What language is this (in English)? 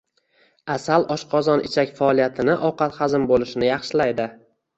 Uzbek